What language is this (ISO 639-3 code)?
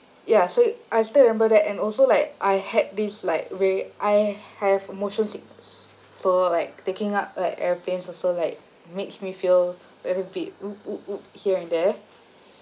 eng